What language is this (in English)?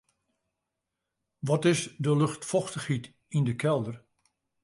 Western Frisian